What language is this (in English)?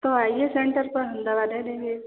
Hindi